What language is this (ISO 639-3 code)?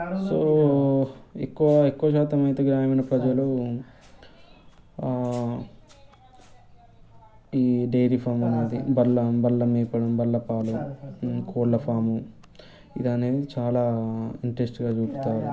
tel